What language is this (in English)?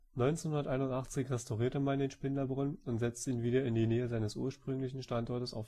German